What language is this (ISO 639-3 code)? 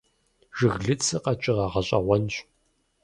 kbd